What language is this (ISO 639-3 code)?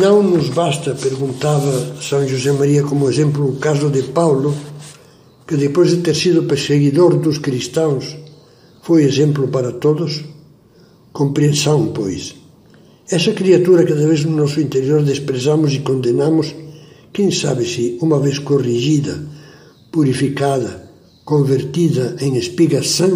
por